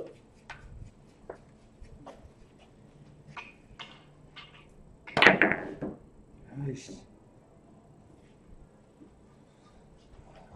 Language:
Korean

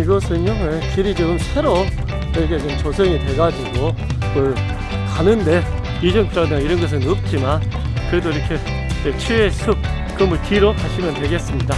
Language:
Korean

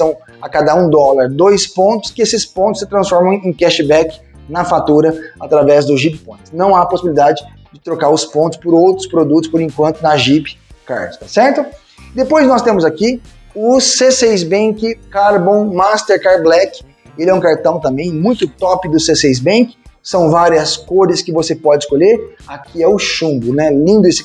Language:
Portuguese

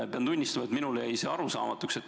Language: Estonian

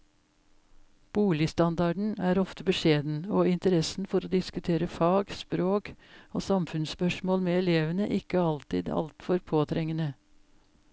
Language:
Norwegian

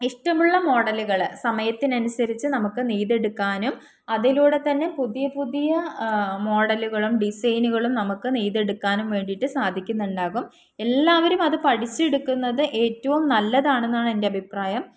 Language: Malayalam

